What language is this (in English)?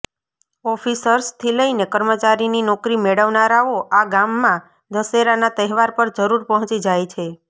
Gujarati